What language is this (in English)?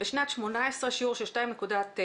Hebrew